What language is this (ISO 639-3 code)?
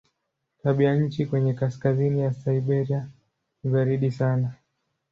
swa